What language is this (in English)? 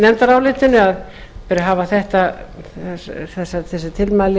Icelandic